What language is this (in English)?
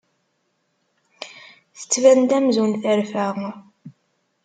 Kabyle